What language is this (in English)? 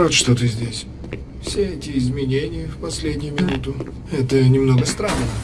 Russian